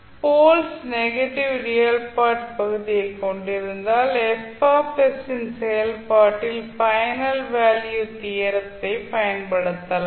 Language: Tamil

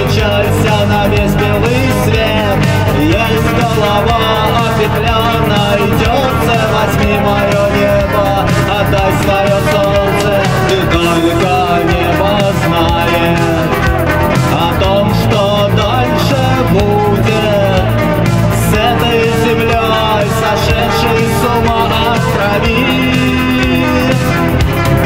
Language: Romanian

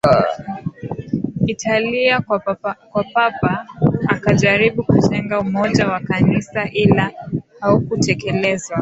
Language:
Swahili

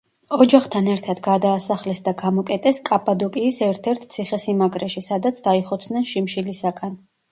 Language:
Georgian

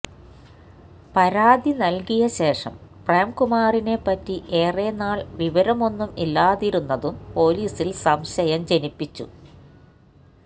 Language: Malayalam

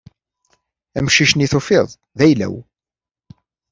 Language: Kabyle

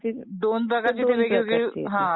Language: Marathi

